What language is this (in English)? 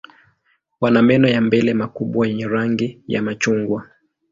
Swahili